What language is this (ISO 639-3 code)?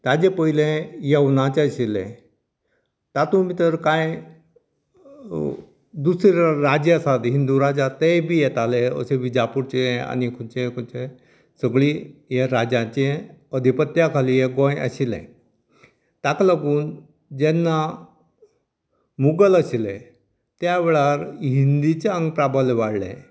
kok